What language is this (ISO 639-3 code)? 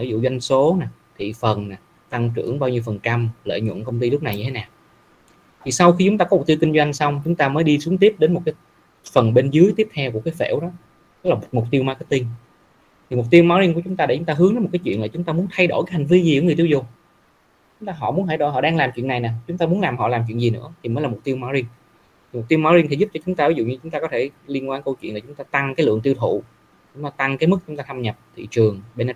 vie